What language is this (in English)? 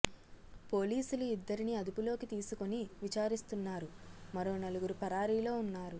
Telugu